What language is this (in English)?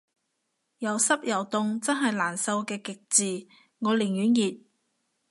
Cantonese